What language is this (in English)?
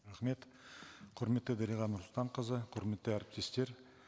Kazakh